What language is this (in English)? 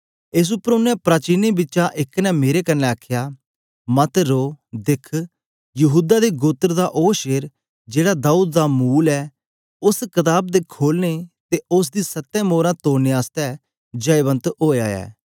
Dogri